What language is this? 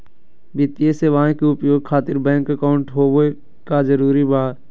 Magahi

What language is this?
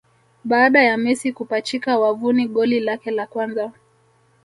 Swahili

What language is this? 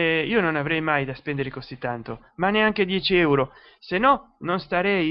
Italian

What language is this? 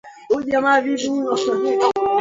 Swahili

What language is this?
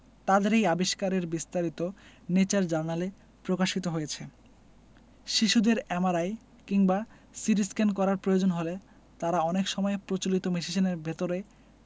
Bangla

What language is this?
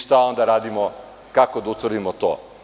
Serbian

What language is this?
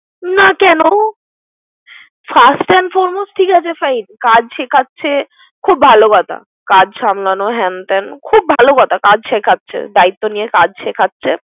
Bangla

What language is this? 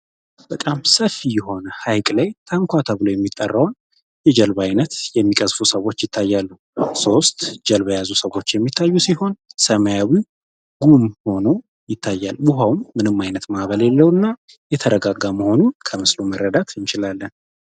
Amharic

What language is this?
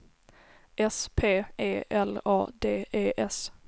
Swedish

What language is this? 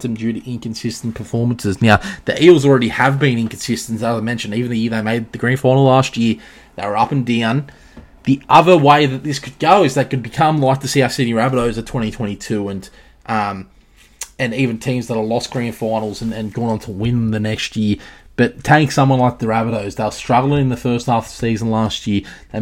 English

